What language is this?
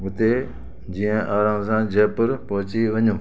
Sindhi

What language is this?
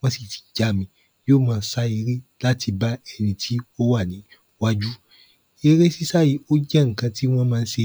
Yoruba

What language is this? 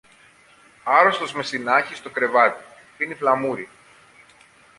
Greek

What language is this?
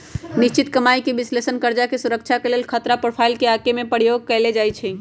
Magahi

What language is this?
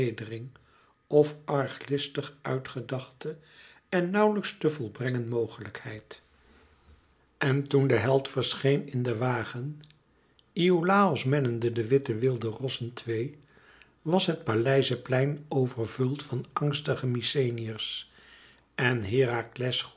Dutch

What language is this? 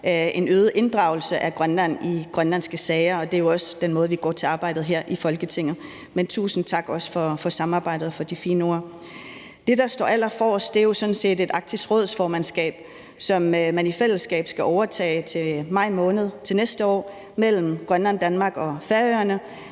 Danish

